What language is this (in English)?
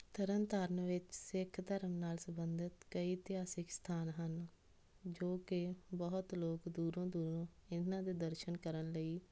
Punjabi